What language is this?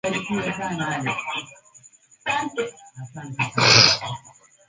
Swahili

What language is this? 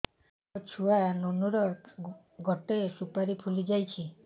Odia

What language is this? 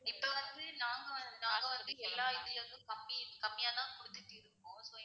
Tamil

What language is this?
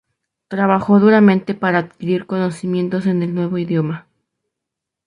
Spanish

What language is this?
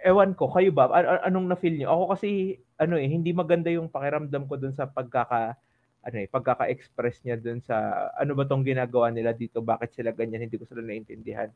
Filipino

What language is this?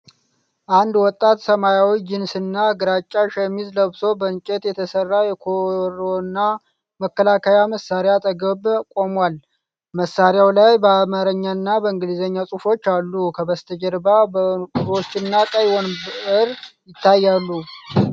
Amharic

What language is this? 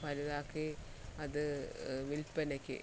Malayalam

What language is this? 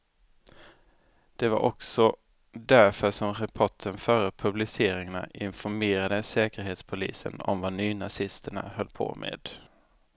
Swedish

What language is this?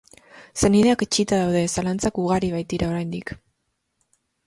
Basque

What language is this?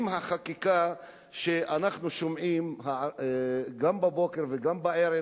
Hebrew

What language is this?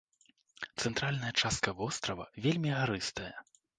Belarusian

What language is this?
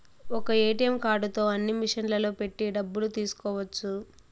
Telugu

